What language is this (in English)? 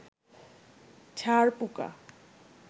Bangla